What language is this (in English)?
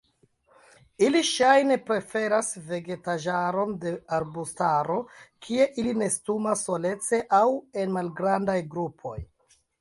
Esperanto